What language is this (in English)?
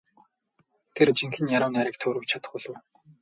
Mongolian